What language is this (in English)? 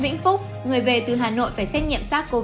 Vietnamese